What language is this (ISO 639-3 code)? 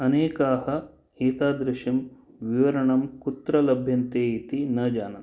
san